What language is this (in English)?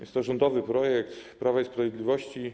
Polish